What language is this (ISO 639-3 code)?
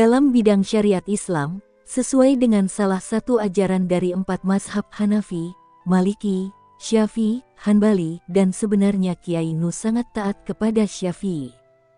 ind